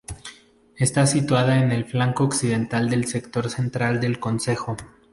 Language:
Spanish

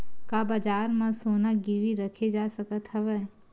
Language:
Chhattisgarhi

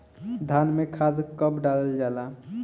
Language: Bhojpuri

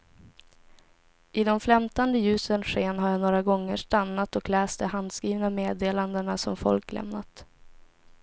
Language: Swedish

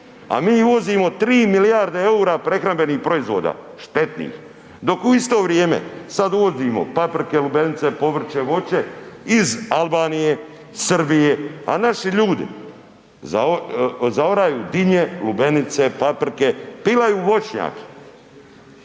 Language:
Croatian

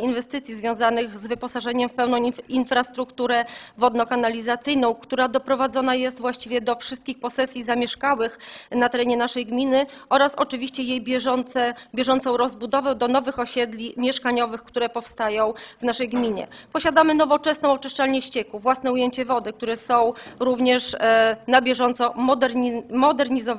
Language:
Polish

